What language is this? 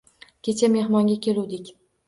Uzbek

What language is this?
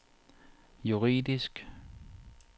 Danish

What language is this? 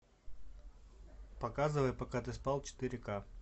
Russian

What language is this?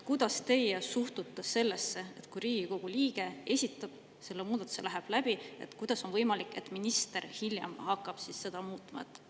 Estonian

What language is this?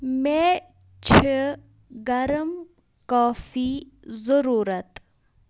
Kashmiri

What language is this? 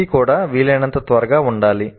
Telugu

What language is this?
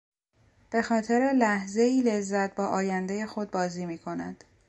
Persian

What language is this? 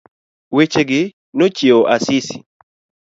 Luo (Kenya and Tanzania)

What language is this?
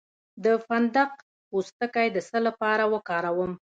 Pashto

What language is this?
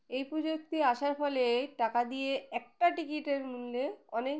Bangla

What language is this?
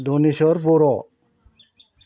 Bodo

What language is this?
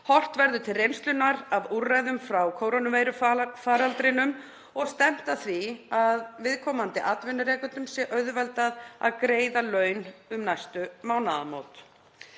Icelandic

